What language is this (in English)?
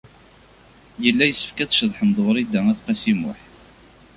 Kabyle